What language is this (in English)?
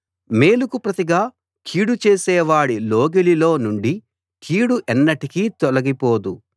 Telugu